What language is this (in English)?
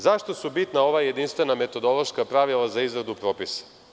Serbian